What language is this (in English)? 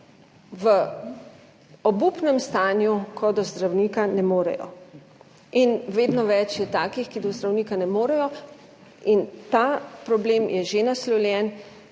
Slovenian